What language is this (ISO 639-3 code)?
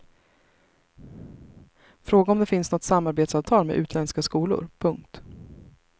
swe